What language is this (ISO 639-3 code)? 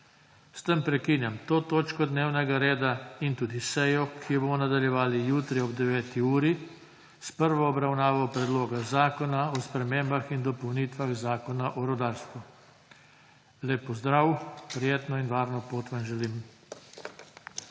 slv